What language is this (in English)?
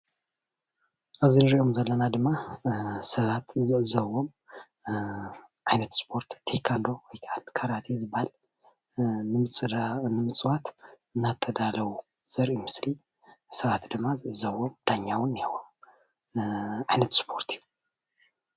Tigrinya